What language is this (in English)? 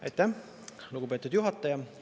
Estonian